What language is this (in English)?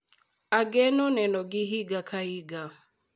Luo (Kenya and Tanzania)